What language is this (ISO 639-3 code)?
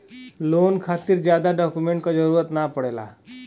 bho